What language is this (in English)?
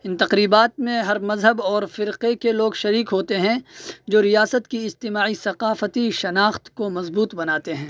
Urdu